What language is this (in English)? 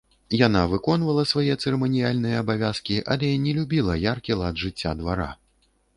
Belarusian